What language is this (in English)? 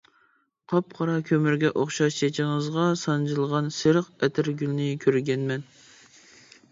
Uyghur